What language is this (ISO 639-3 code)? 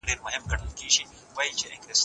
pus